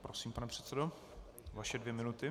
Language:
Czech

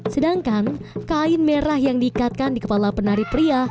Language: Indonesian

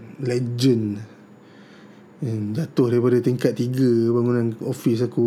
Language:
Malay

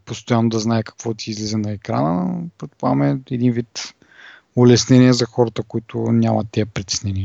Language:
Bulgarian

